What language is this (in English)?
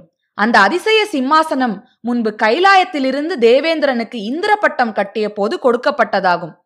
Tamil